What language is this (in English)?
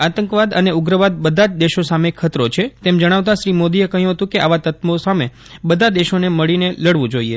Gujarati